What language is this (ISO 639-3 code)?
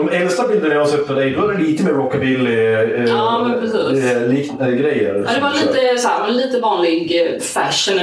swe